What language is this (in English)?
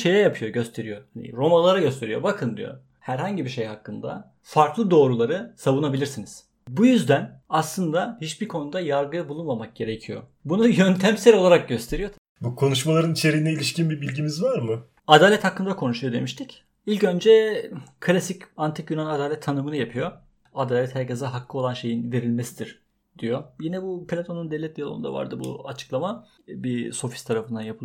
Turkish